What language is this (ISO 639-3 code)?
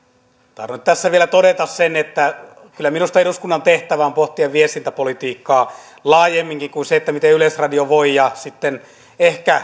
fin